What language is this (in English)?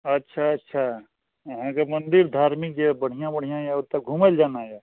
Maithili